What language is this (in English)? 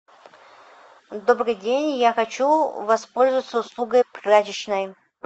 Russian